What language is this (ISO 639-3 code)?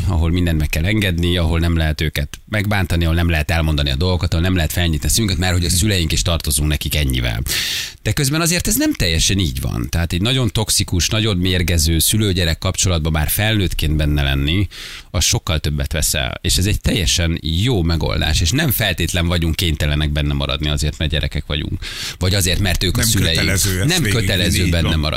hun